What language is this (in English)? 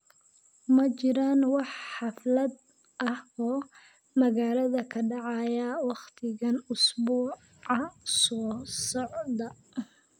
Somali